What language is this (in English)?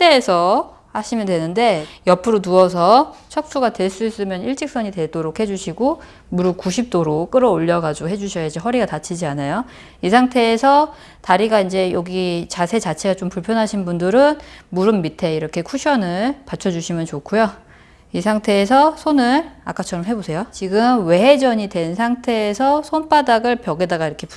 Korean